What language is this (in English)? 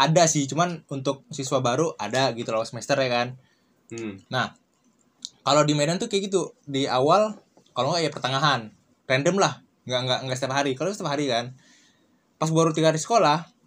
Indonesian